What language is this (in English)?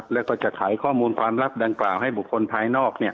Thai